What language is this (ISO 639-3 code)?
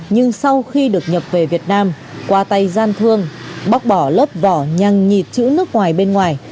vie